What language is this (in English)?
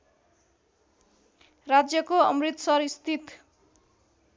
Nepali